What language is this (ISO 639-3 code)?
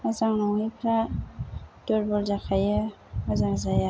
brx